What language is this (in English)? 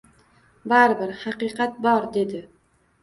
Uzbek